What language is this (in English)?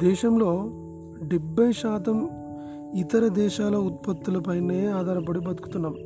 Telugu